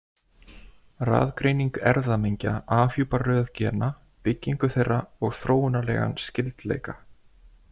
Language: Icelandic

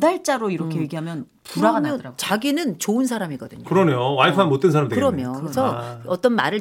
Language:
Korean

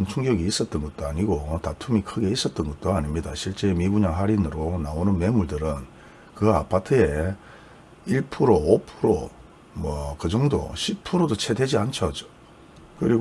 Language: Korean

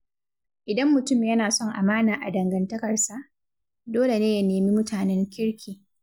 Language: Hausa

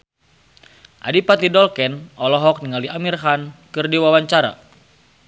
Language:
Sundanese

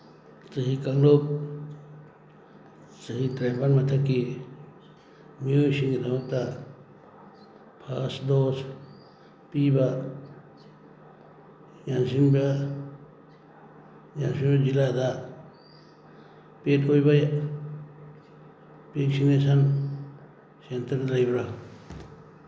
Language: Manipuri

